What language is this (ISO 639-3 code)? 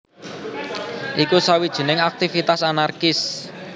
jav